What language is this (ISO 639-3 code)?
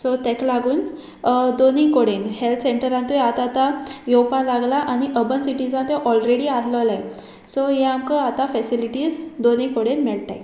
kok